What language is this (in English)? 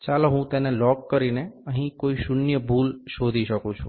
Gujarati